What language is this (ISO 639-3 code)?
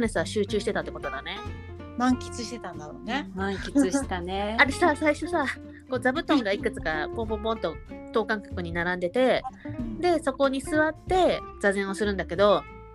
jpn